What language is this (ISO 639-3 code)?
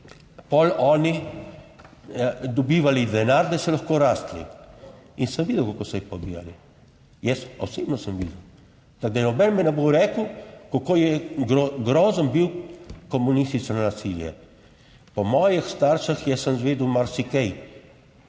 slv